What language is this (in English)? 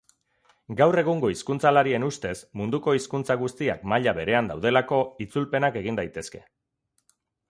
Basque